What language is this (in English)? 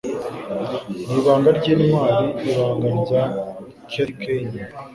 Kinyarwanda